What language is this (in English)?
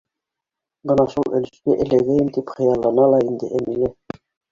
Bashkir